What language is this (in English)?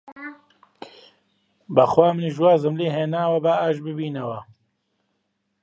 Central Kurdish